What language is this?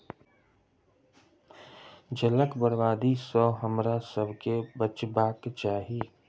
Maithili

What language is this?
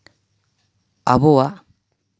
Santali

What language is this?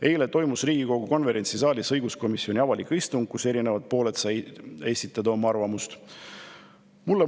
Estonian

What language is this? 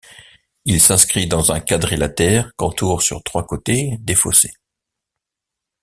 French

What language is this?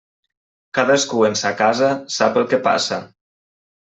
Catalan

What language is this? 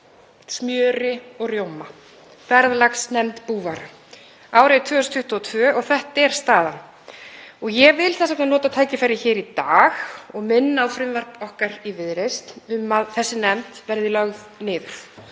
Icelandic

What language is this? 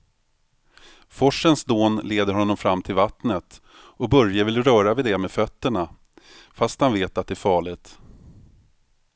Swedish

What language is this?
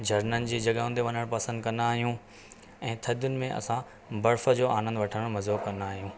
Sindhi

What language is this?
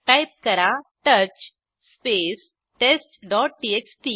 Marathi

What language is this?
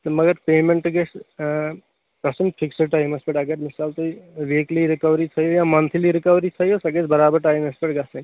Kashmiri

